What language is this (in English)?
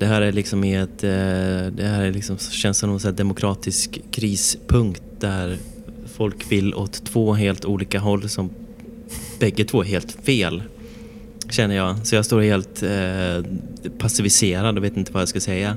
Swedish